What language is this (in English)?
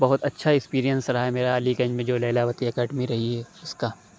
Urdu